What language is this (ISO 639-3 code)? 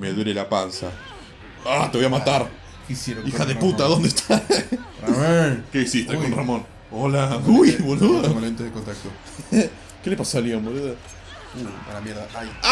spa